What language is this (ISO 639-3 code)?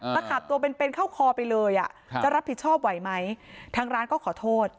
tha